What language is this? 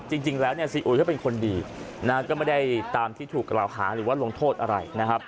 Thai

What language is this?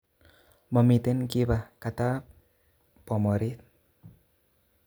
Kalenjin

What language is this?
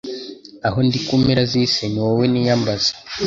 Kinyarwanda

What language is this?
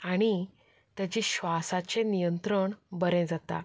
Konkani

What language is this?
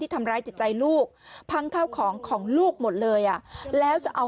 Thai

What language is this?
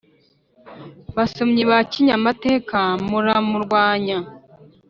Kinyarwanda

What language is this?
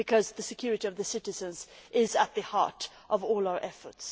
English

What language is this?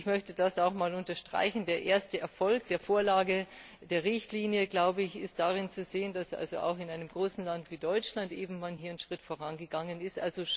German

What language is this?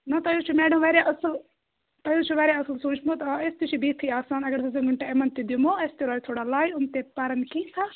Kashmiri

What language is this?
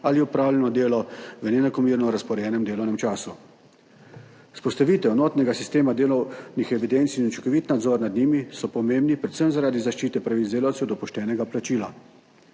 Slovenian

